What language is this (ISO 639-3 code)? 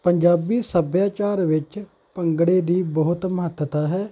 pan